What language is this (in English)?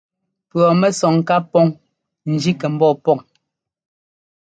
Ngomba